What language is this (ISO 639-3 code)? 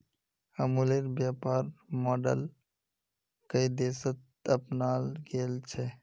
mag